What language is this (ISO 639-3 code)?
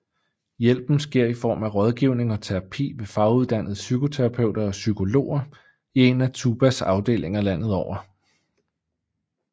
dan